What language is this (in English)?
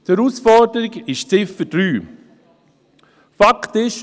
Swiss German